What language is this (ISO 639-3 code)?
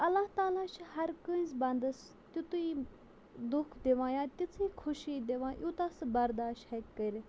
kas